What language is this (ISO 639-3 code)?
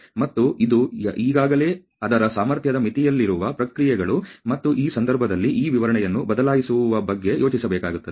kan